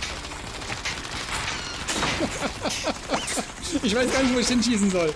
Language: German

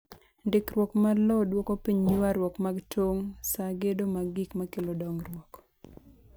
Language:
Luo (Kenya and Tanzania)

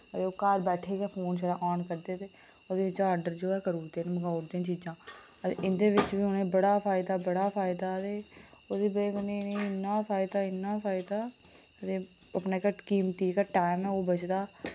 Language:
Dogri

